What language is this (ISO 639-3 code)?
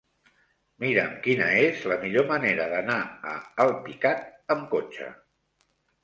cat